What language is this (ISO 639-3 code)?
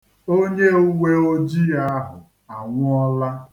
ibo